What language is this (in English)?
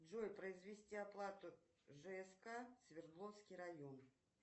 Russian